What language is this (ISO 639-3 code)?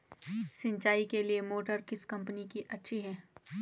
hin